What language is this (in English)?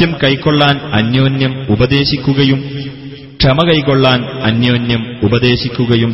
Malayalam